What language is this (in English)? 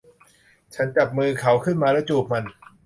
Thai